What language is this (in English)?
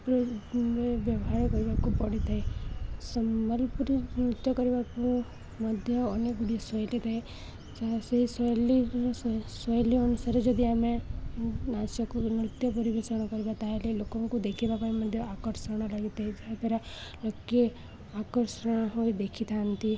Odia